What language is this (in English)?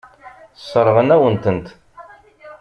Kabyle